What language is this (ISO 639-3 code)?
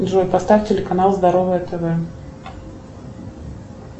rus